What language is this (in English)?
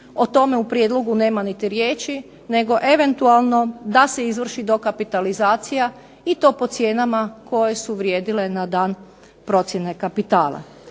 Croatian